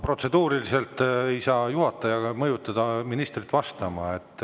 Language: Estonian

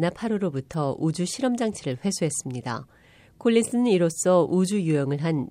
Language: Korean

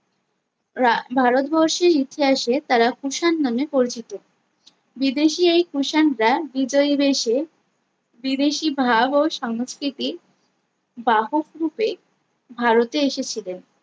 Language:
Bangla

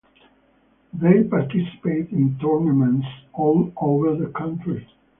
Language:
English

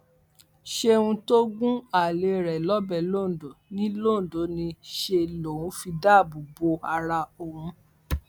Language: Yoruba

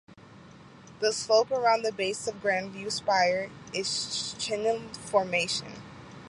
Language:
English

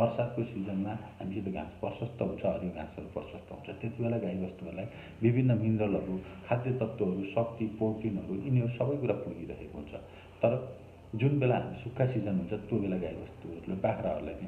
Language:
Indonesian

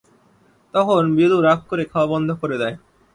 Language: Bangla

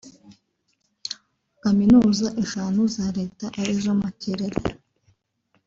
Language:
Kinyarwanda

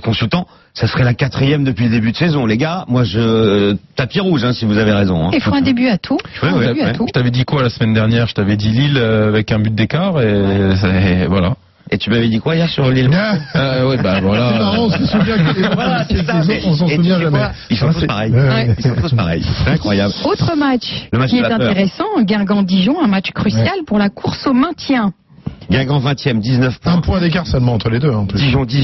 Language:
French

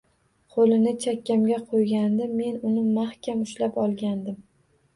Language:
Uzbek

